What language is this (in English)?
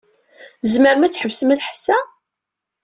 Kabyle